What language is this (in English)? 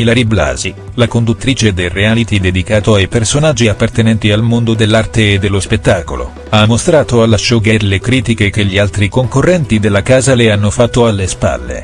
Italian